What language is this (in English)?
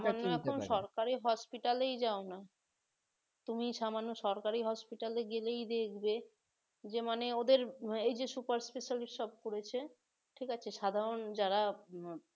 Bangla